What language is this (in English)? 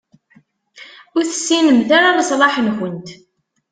Kabyle